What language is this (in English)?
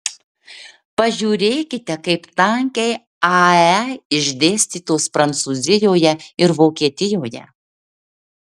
Lithuanian